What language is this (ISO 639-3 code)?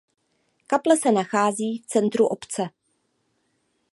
ces